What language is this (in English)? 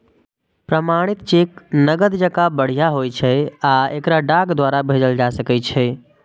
Maithili